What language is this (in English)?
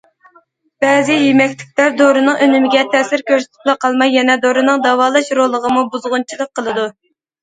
Uyghur